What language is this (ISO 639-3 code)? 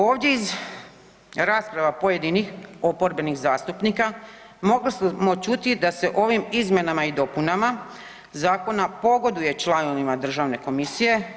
hrv